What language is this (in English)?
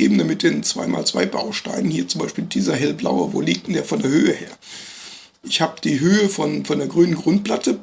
German